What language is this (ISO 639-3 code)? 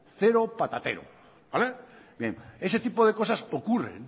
spa